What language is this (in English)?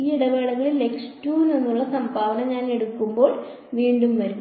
Malayalam